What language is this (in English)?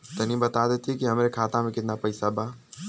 Bhojpuri